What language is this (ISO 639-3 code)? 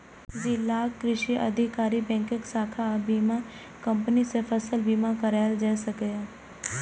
mai